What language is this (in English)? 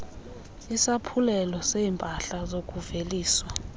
Xhosa